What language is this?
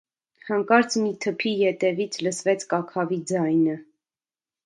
Armenian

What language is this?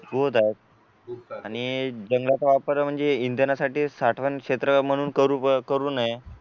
Marathi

